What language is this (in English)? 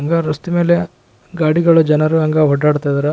Kannada